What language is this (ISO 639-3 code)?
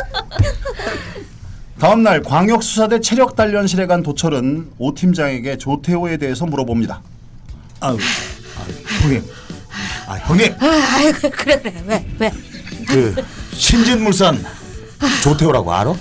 kor